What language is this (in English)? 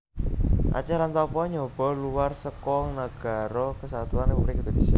Javanese